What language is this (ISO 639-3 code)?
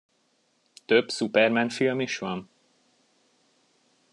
hun